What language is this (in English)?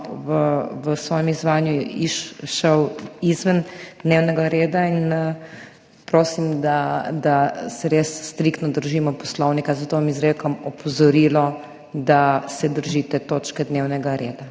Slovenian